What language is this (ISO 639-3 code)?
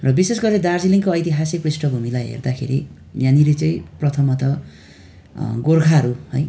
nep